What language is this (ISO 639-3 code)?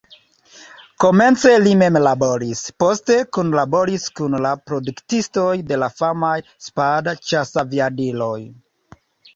epo